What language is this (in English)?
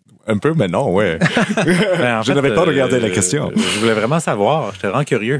French